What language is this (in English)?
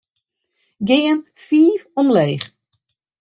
Western Frisian